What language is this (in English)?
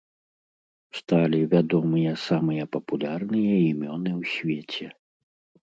Belarusian